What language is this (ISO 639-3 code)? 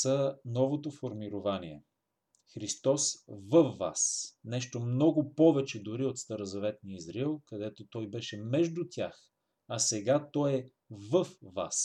bul